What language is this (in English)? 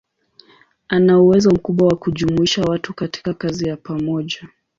Swahili